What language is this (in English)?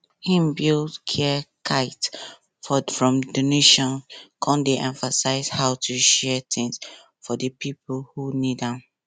Nigerian Pidgin